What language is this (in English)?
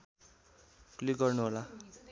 Nepali